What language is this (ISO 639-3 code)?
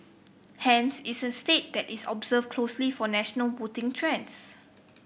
eng